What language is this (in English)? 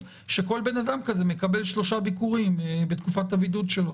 Hebrew